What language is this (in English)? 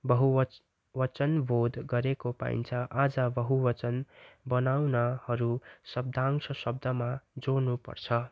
Nepali